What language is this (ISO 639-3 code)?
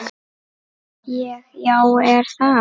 isl